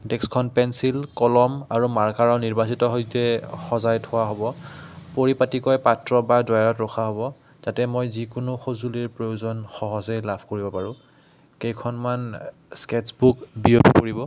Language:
Assamese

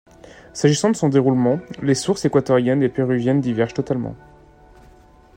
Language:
French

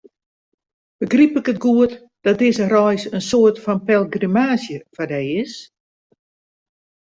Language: Western Frisian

